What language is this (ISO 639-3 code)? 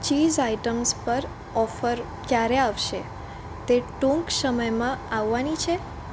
guj